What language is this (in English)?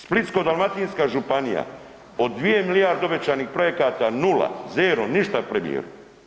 Croatian